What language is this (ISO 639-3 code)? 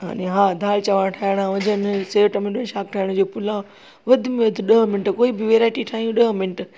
snd